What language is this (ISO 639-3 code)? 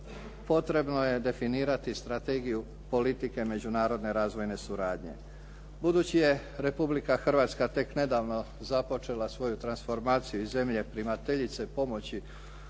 hrv